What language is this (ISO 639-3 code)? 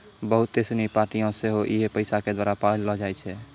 mai